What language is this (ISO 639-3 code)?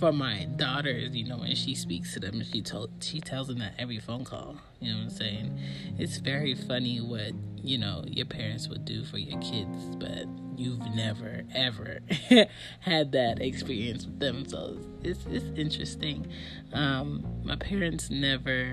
eng